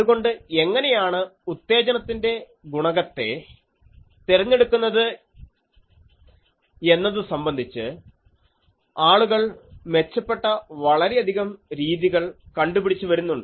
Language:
Malayalam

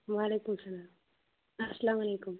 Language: Kashmiri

